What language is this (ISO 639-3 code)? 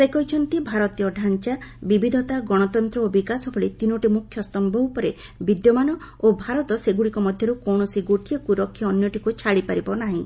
ori